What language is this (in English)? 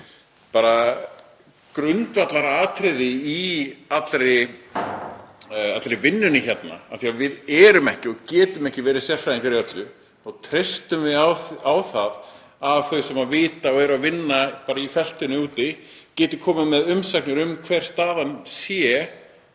Icelandic